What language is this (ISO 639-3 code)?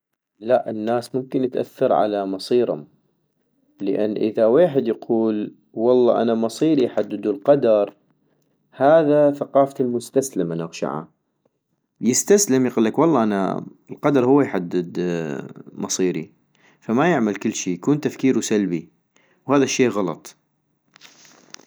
ayp